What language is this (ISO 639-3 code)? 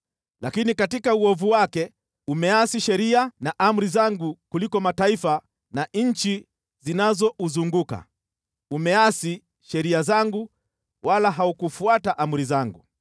swa